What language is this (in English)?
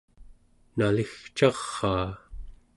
Central Yupik